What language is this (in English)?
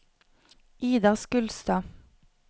Norwegian